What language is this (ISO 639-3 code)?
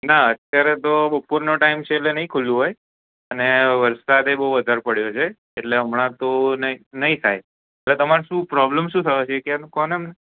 guj